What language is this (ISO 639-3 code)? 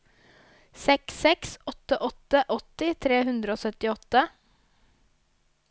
nor